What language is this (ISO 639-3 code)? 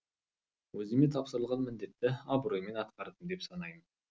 kaz